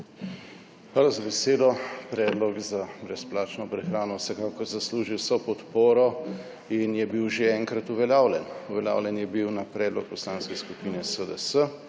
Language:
Slovenian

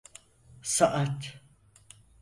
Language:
Turkish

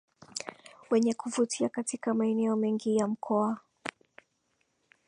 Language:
Swahili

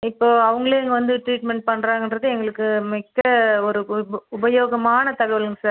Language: Tamil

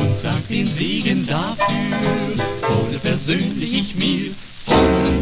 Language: German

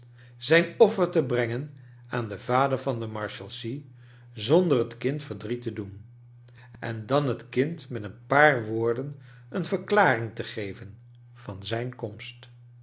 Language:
Dutch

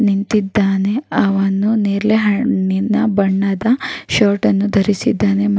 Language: Kannada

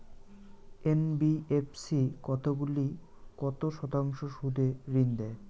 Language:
Bangla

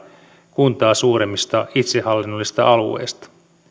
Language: Finnish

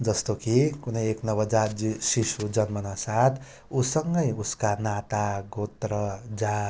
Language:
Nepali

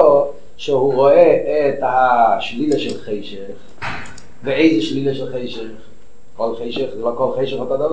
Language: Hebrew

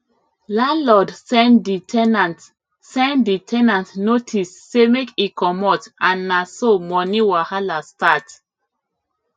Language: Nigerian Pidgin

